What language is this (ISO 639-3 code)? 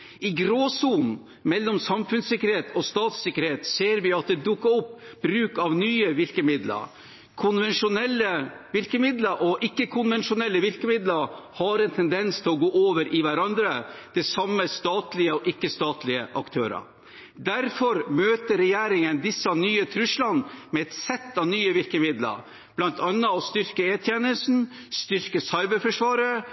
nob